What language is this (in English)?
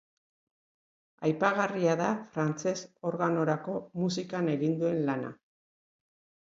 Basque